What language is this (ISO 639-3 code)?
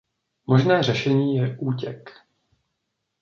ces